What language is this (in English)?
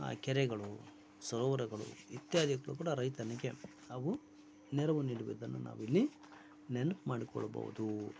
Kannada